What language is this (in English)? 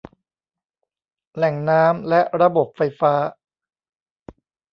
Thai